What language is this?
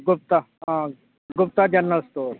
Dogri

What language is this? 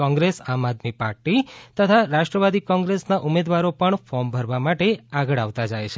Gujarati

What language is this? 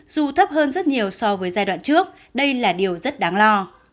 Vietnamese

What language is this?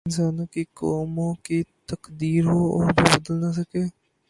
Urdu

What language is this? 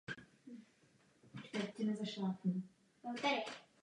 Czech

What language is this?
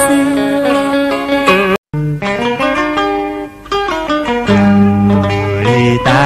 Vietnamese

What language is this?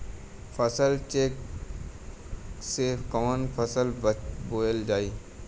Bhojpuri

